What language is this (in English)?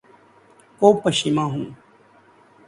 Urdu